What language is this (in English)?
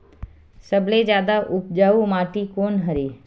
Chhattisgarhi